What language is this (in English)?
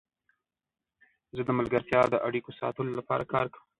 Pashto